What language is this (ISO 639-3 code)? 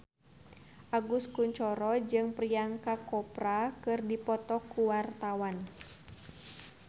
sun